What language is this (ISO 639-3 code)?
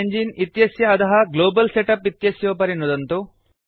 san